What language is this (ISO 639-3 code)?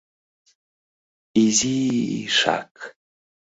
chm